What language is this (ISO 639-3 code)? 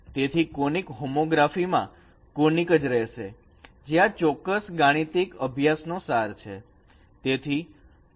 guj